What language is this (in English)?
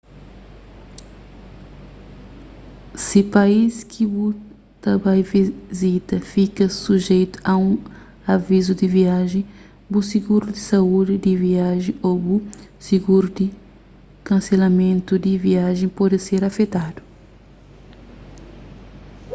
Kabuverdianu